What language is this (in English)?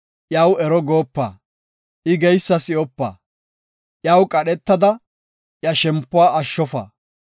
Gofa